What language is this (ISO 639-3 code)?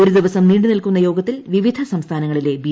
mal